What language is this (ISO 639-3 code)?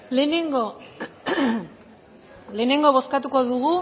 eus